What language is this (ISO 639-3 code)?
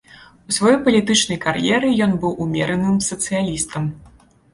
bel